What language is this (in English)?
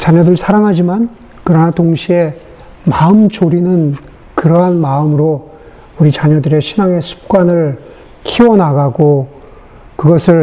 Korean